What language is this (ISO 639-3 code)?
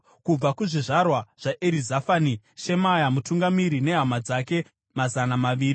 sna